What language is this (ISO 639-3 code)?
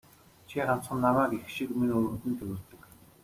mon